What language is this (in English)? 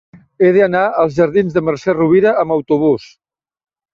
Catalan